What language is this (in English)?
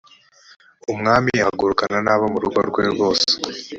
Kinyarwanda